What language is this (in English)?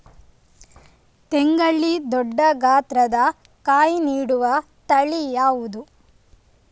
Kannada